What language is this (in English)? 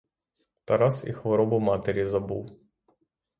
Ukrainian